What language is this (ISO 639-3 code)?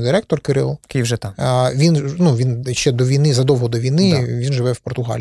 ukr